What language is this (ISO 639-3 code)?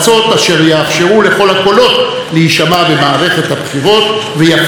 heb